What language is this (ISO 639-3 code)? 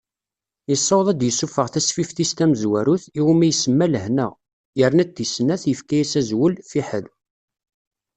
kab